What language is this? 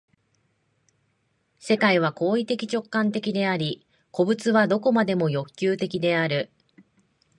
Japanese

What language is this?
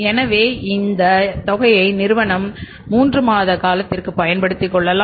Tamil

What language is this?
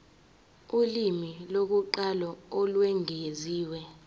Zulu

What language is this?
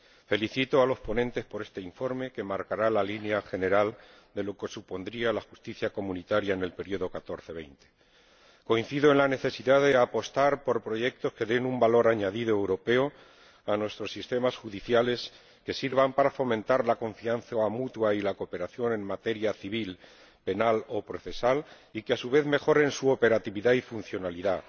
Spanish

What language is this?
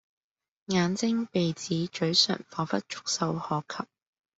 Cantonese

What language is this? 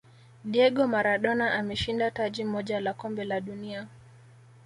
Swahili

